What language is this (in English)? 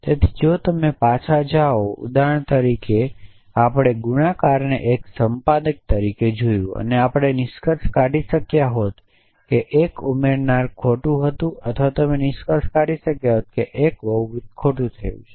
Gujarati